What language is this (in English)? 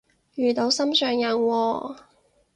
Cantonese